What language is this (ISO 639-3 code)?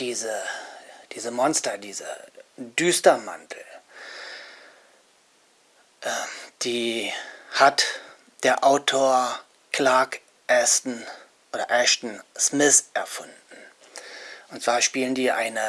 deu